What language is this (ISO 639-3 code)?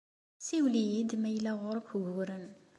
kab